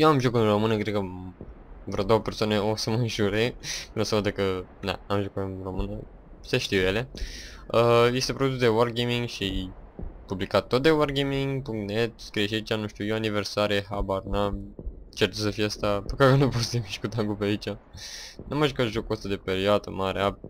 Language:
Romanian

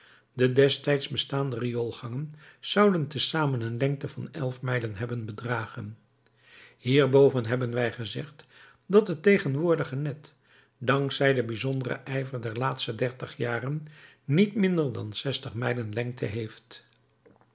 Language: Dutch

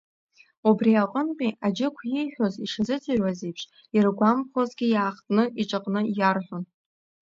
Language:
Abkhazian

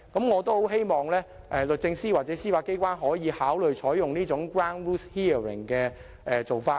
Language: Cantonese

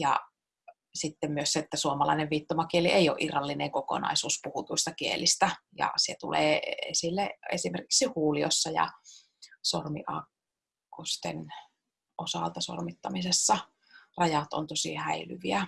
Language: Finnish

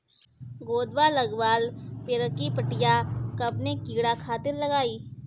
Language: Bhojpuri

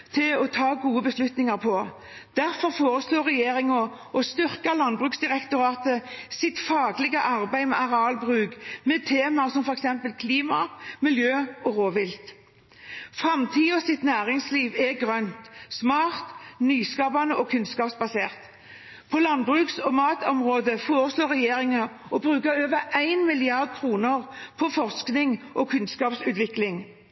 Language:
Norwegian Bokmål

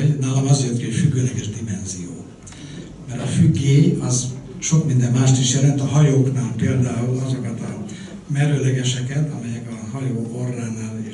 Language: Hungarian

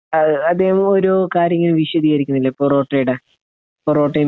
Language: Malayalam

